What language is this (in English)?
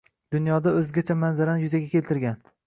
Uzbek